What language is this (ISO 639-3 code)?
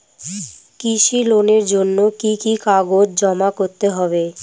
ben